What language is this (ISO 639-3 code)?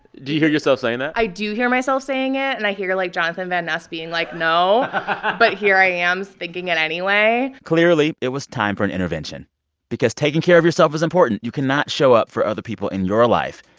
eng